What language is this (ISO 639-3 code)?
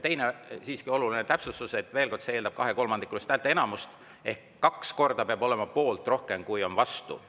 est